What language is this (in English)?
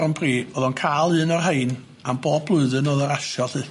Welsh